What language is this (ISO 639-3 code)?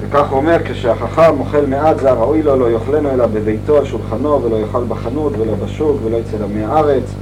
heb